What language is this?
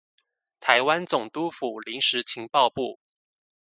Chinese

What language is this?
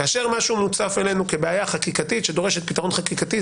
Hebrew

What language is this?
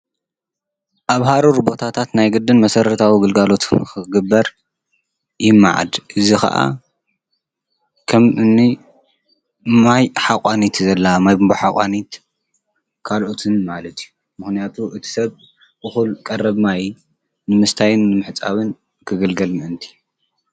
Tigrinya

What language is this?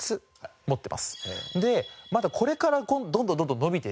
Japanese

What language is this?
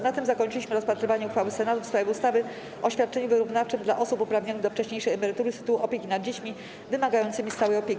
Polish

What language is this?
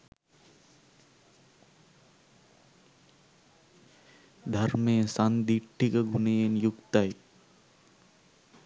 Sinhala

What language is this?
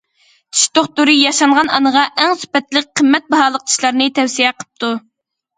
Uyghur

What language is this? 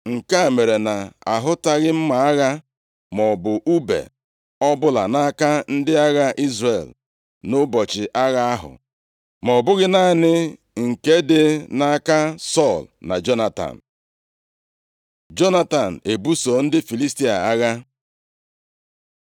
Igbo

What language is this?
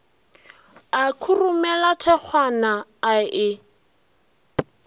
Northern Sotho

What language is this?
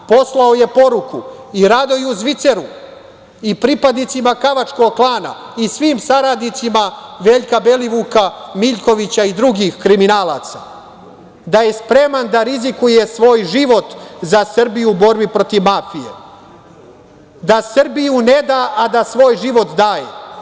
Serbian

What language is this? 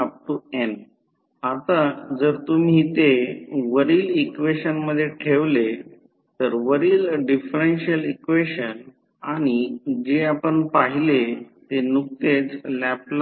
Marathi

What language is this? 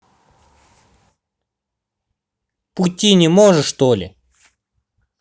Russian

